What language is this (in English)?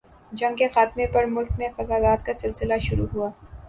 Urdu